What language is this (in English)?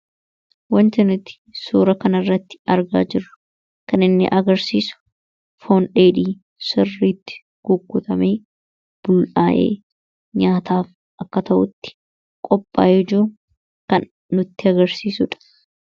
Oromo